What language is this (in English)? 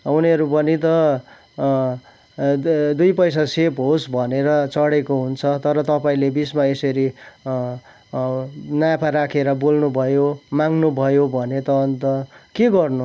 Nepali